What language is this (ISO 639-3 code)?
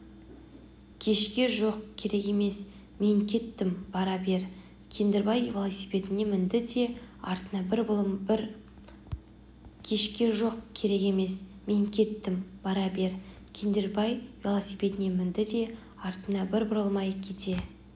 kaz